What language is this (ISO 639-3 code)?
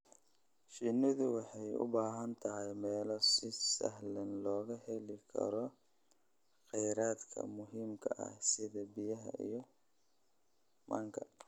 som